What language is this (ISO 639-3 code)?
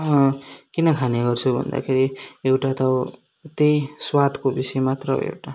nep